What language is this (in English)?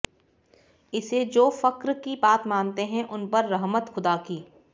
Hindi